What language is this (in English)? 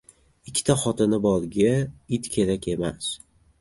Uzbek